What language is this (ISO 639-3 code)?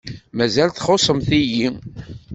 kab